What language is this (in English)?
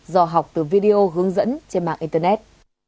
Vietnamese